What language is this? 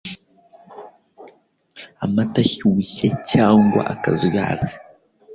Kinyarwanda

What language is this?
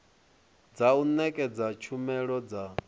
Venda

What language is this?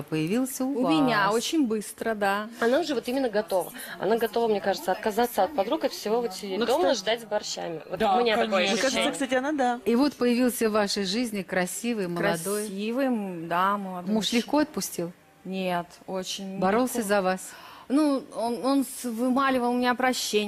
Russian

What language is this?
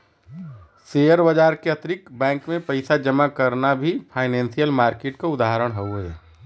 Bhojpuri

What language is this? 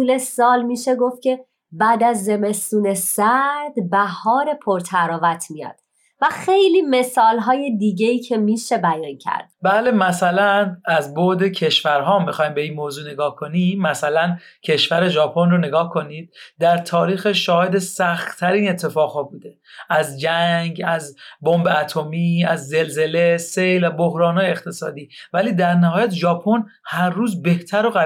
Persian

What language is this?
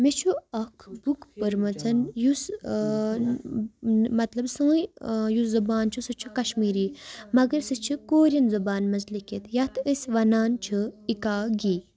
Kashmiri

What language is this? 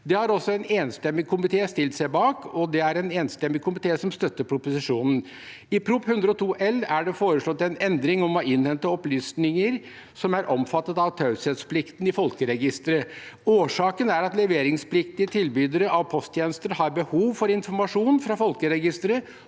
Norwegian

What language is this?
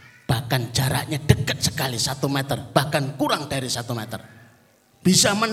Indonesian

